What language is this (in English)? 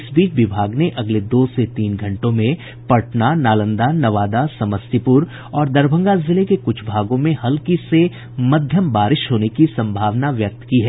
Hindi